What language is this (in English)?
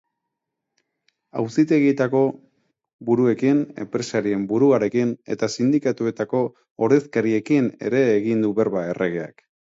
Basque